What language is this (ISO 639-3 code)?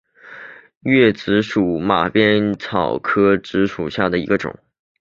zho